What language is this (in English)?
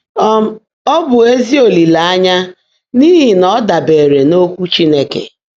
Igbo